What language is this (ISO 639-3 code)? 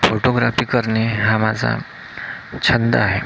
mar